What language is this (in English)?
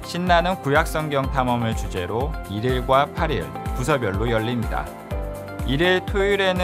Korean